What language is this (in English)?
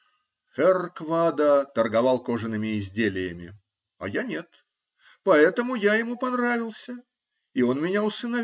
Russian